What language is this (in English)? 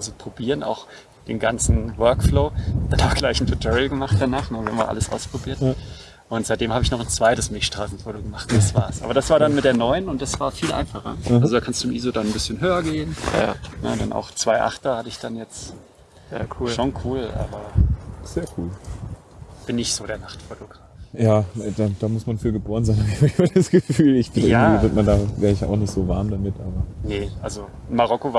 German